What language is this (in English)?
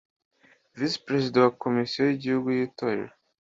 Kinyarwanda